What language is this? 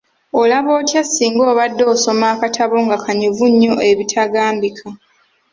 Ganda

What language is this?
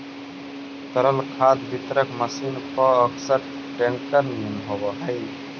Magahi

